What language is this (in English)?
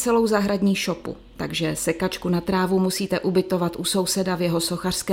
Czech